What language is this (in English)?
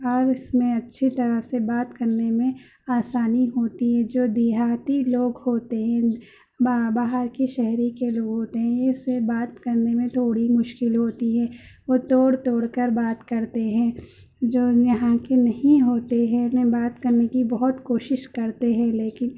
Urdu